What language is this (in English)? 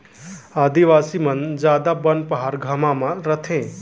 Chhattisgarhi